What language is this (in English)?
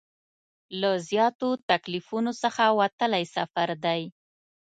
Pashto